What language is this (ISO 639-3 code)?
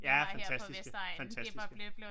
dan